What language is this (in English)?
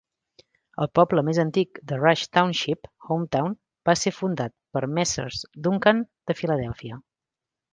Catalan